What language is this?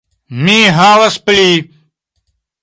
Esperanto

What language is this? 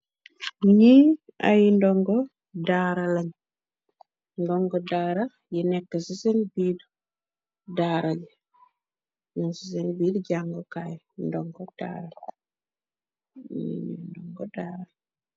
Wolof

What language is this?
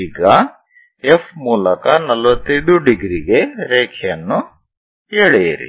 Kannada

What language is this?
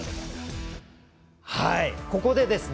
Japanese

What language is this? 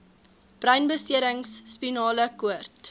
Afrikaans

